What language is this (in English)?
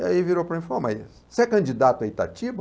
Portuguese